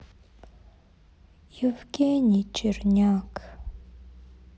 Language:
Russian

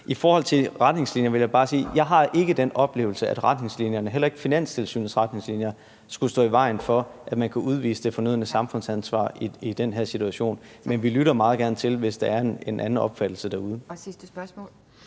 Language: Danish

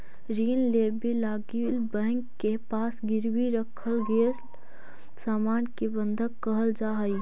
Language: Magahi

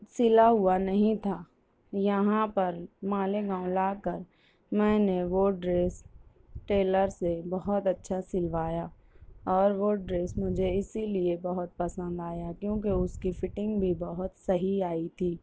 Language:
Urdu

